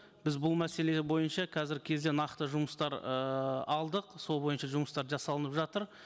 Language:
Kazakh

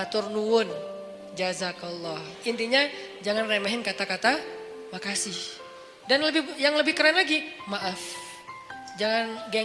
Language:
Indonesian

